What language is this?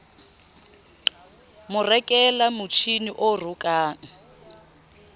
Southern Sotho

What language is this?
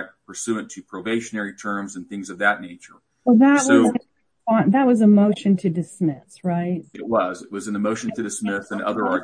English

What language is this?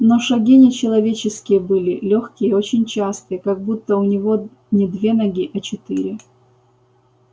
Russian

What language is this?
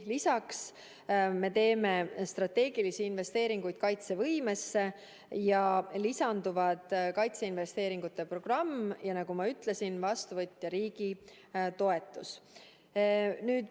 Estonian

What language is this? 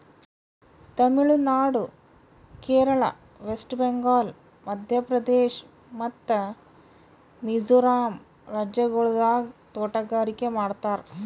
Kannada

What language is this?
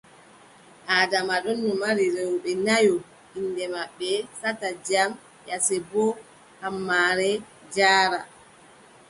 Adamawa Fulfulde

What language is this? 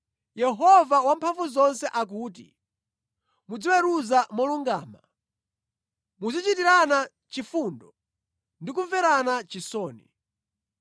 Nyanja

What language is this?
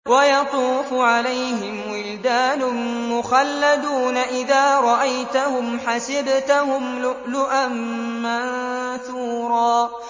Arabic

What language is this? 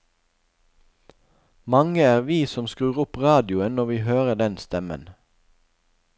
Norwegian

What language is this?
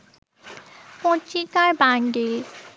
Bangla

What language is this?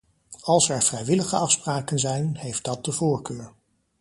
Dutch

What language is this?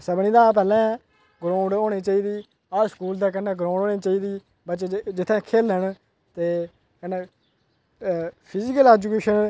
Dogri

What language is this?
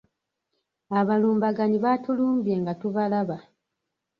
Ganda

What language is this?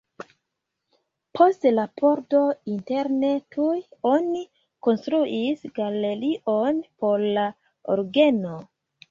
Esperanto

